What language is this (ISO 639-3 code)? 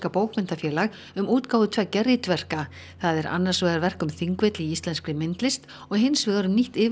isl